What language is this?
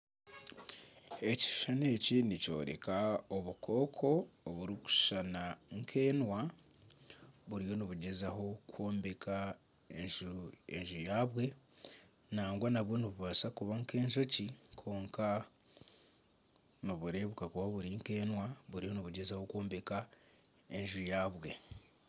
Nyankole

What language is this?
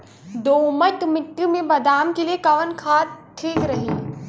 Bhojpuri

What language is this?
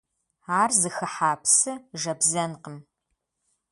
Kabardian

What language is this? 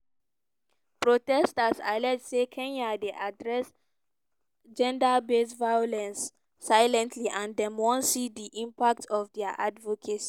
Nigerian Pidgin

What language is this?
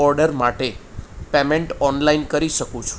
Gujarati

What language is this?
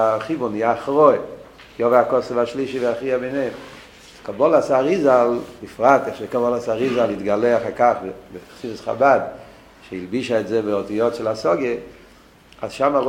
Hebrew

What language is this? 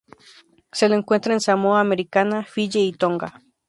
Spanish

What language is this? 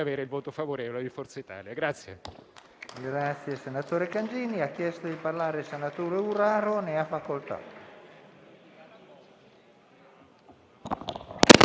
Italian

